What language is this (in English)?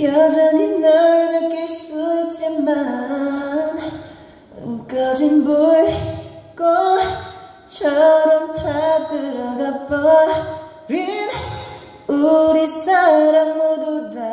Korean